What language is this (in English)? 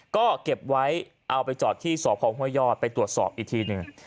Thai